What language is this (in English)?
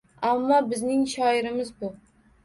Uzbek